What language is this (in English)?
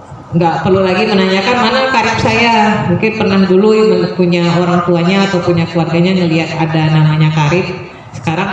Indonesian